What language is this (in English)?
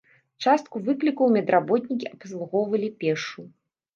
Belarusian